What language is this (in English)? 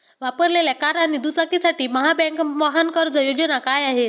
Marathi